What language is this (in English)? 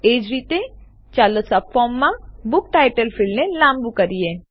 Gujarati